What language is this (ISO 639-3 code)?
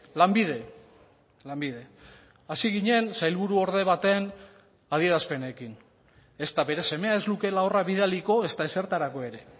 eus